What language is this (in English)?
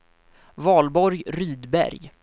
Swedish